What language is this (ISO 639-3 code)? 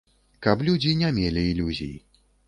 bel